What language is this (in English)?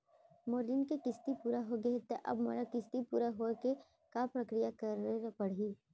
Chhattisgarhi